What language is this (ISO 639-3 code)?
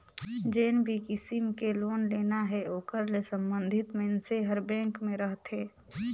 hne